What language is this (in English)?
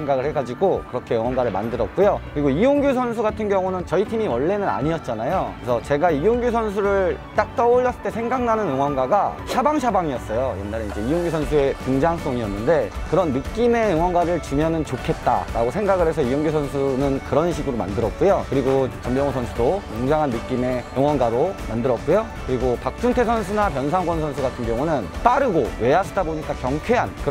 Korean